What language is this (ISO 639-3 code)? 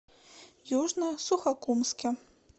rus